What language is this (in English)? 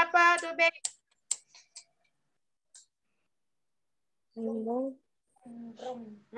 Malay